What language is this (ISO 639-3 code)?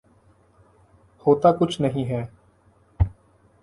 urd